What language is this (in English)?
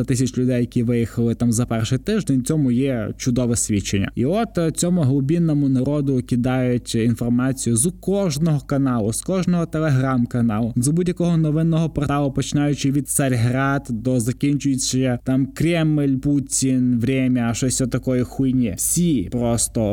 Ukrainian